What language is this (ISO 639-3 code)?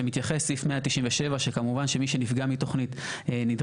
heb